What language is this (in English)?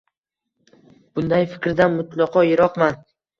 Uzbek